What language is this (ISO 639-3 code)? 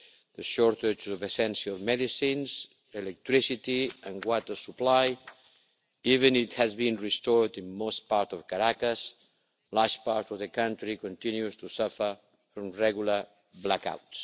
eng